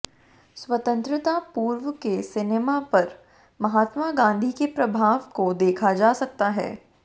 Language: Hindi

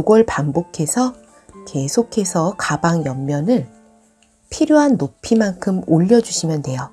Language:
Korean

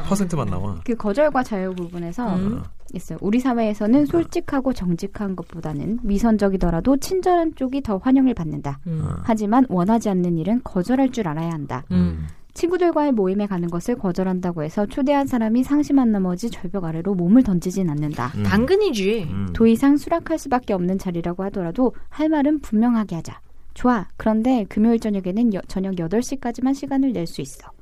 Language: Korean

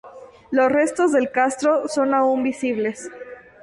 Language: Spanish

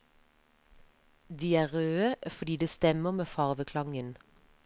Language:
Norwegian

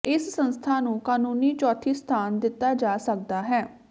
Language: Punjabi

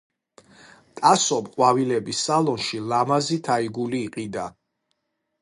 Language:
Georgian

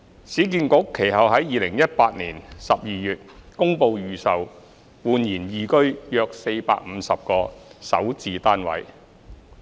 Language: Cantonese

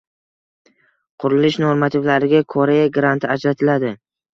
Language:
Uzbek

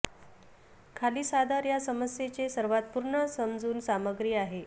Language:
Marathi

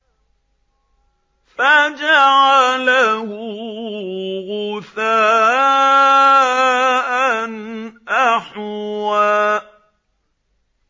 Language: Arabic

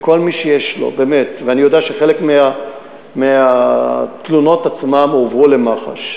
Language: Hebrew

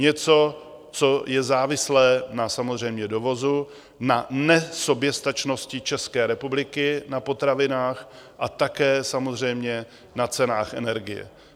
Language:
Czech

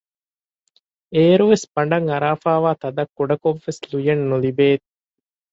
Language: Divehi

